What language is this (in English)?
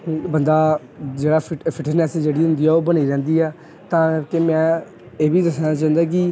Punjabi